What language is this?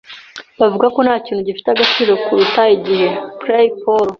Kinyarwanda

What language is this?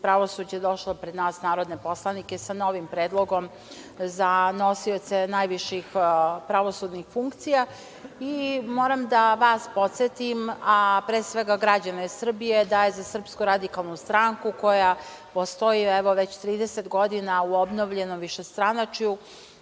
Serbian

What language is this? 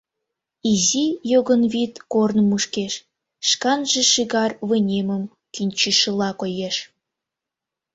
Mari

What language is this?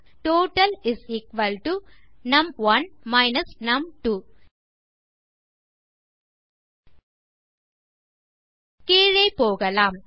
Tamil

